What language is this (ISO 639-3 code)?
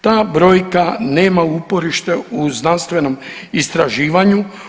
hrv